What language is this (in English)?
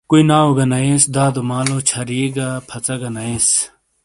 Shina